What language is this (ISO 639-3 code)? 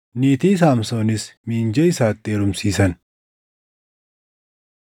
orm